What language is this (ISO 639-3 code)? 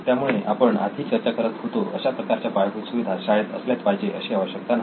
mar